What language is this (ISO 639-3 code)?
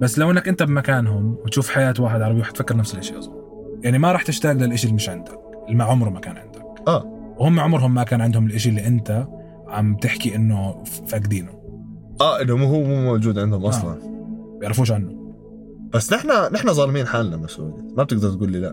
ara